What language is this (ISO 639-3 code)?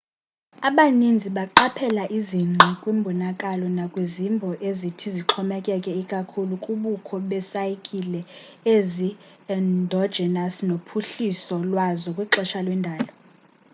xho